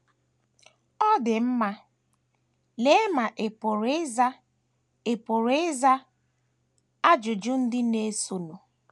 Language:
Igbo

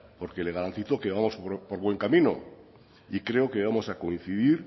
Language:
Spanish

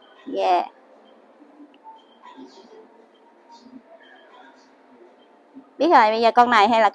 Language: Vietnamese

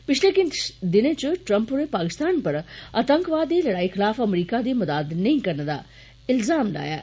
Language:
Dogri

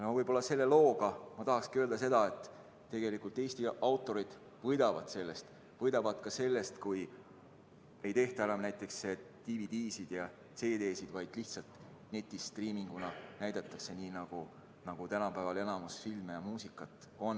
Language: Estonian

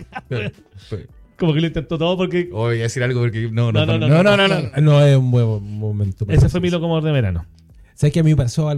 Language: Spanish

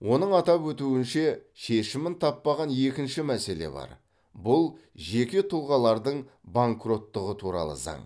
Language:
Kazakh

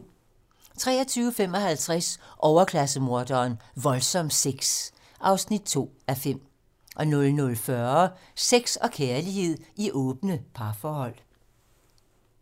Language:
Danish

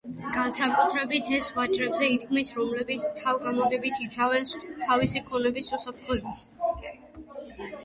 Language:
Georgian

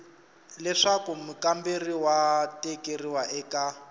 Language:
Tsonga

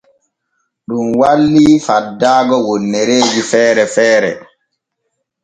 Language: Borgu Fulfulde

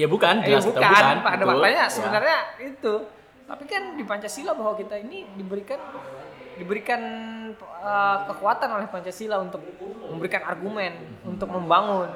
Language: Indonesian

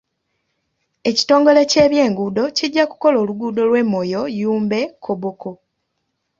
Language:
Ganda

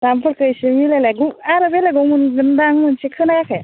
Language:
Bodo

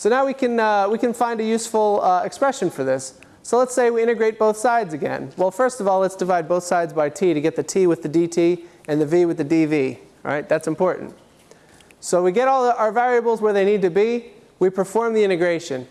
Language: English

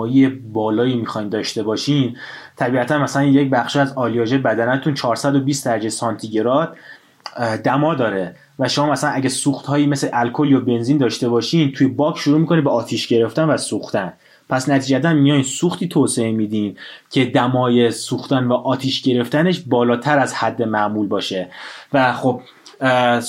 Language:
Persian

